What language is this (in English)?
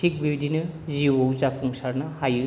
Bodo